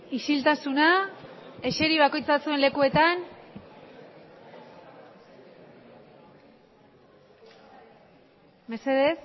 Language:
Basque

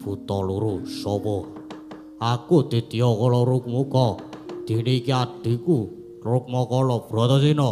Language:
Indonesian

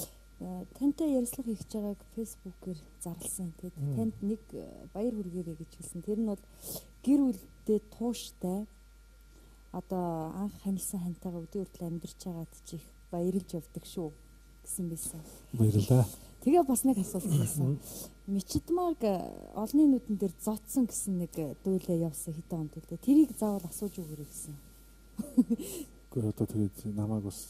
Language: Russian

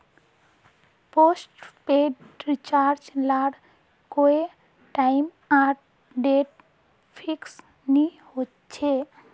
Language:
Magahi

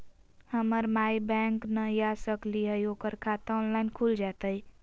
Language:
Magahi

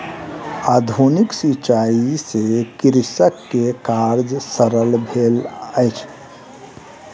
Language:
Maithili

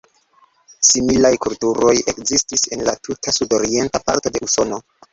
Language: Esperanto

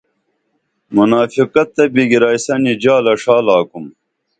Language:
Dameli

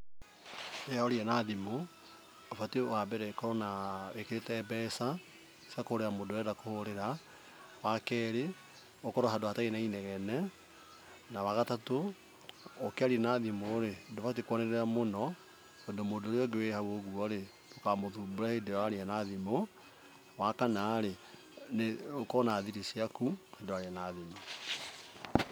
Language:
Kikuyu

